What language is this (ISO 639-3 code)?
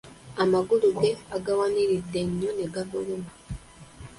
lug